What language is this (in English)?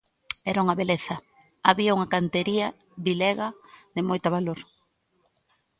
Galician